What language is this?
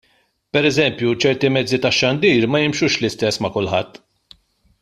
Maltese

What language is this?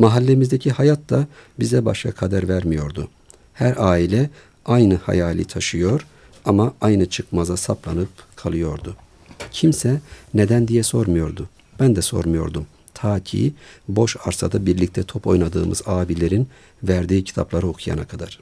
Turkish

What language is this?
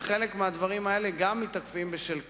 Hebrew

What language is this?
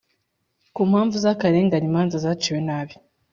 Kinyarwanda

